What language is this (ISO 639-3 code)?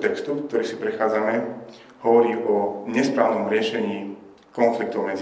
slk